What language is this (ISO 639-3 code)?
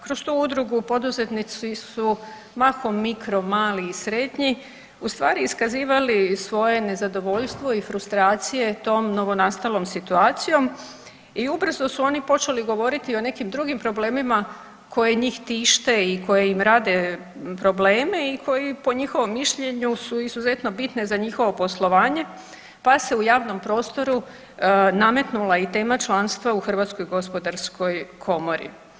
hrv